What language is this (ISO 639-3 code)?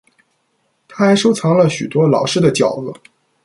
zho